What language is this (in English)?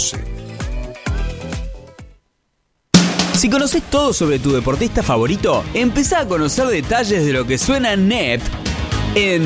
Spanish